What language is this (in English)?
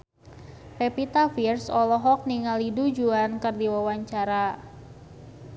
Sundanese